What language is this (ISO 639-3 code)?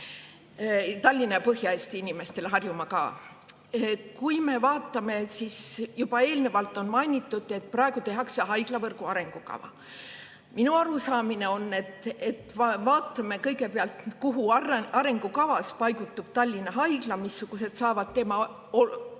est